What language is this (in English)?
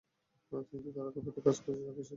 Bangla